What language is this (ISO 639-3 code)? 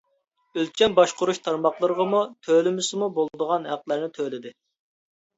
uig